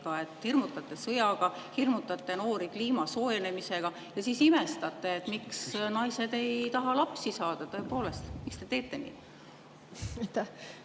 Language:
Estonian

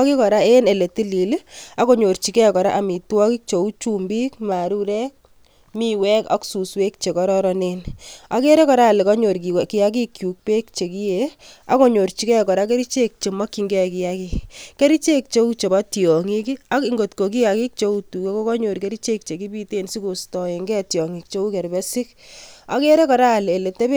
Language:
Kalenjin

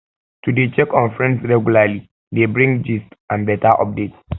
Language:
Nigerian Pidgin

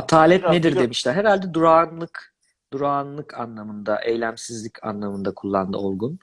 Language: Turkish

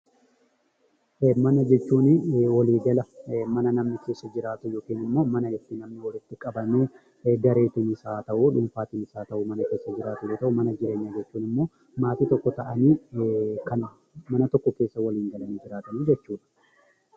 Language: Oromo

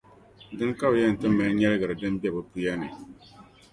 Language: Dagbani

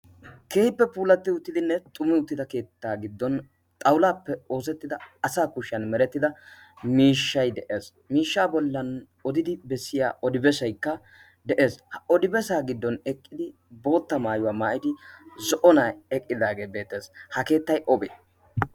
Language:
Wolaytta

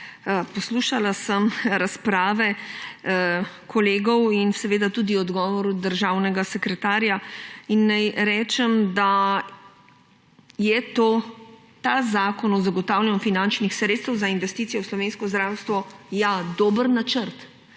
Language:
Slovenian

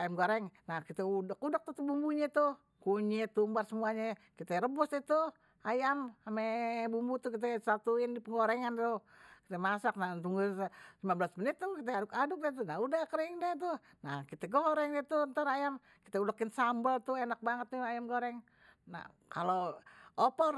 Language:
Betawi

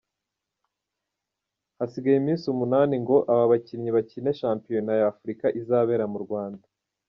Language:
Kinyarwanda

